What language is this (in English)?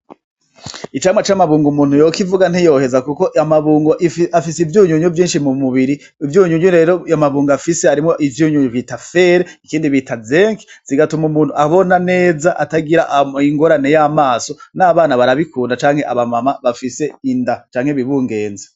Rundi